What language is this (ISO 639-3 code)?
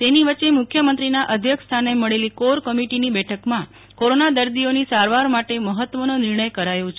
guj